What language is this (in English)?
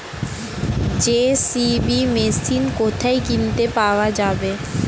Bangla